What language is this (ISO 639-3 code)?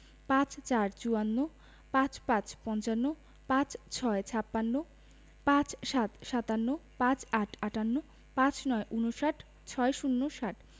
ben